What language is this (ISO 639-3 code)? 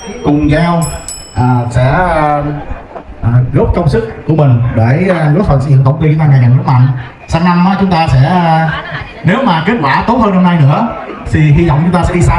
vie